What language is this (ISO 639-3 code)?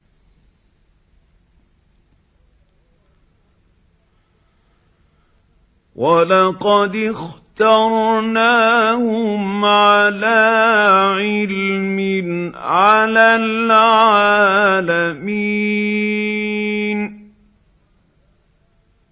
ara